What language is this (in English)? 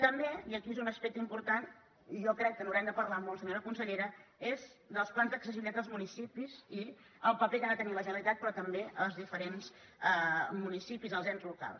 Catalan